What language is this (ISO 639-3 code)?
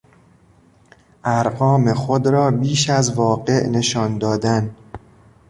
fas